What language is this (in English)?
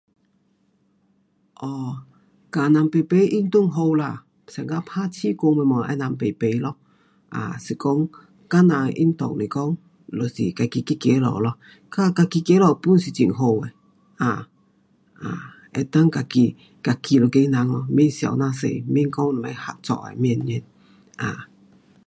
Pu-Xian Chinese